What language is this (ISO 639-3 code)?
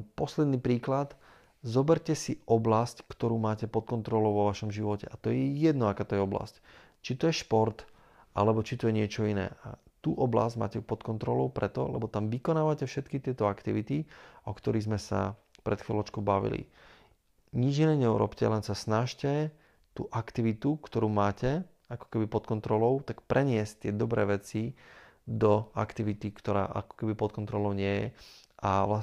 slk